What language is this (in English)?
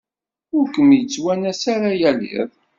Kabyle